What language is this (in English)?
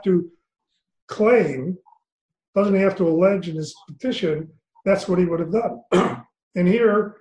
English